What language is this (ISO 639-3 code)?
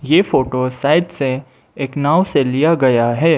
hin